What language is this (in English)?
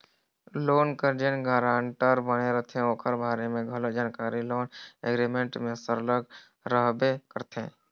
Chhattisgarhi